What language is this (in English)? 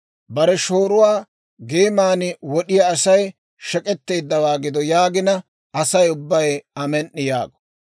Dawro